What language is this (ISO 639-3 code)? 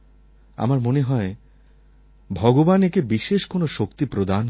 ben